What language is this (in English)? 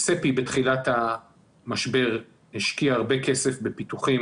Hebrew